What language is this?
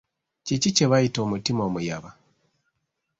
Ganda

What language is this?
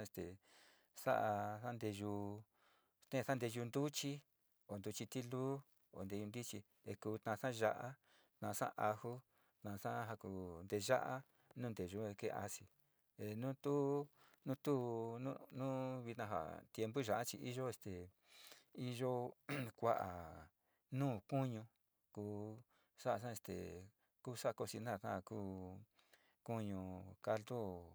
Sinicahua Mixtec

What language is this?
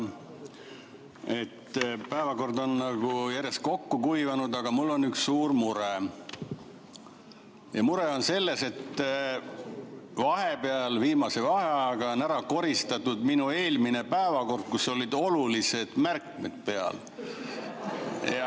Estonian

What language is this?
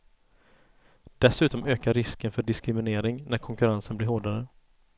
Swedish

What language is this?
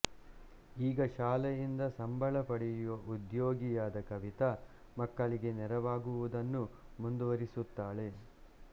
Kannada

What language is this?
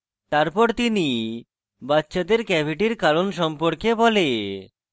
Bangla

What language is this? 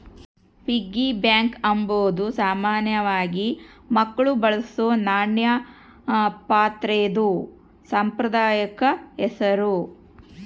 Kannada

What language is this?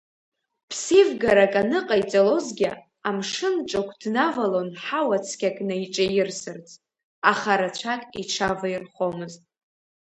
Abkhazian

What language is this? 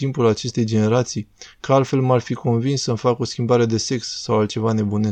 Romanian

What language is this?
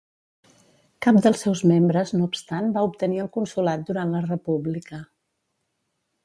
Catalan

